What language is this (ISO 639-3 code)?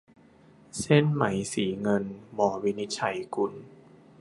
tha